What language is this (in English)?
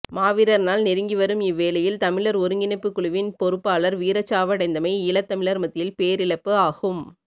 Tamil